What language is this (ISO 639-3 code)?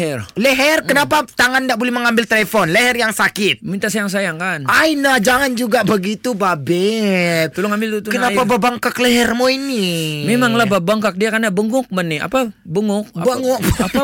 msa